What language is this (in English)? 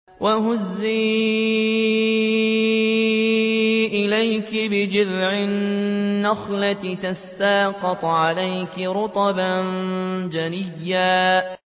Arabic